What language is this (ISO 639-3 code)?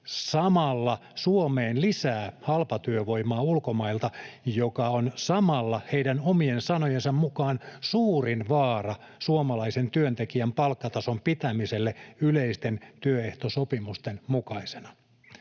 fin